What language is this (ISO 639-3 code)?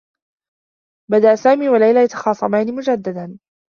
ara